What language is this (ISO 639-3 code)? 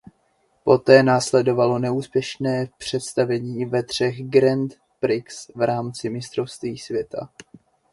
ces